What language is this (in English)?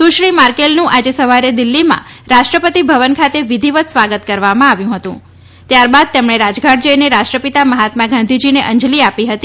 Gujarati